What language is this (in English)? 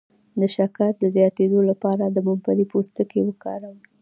Pashto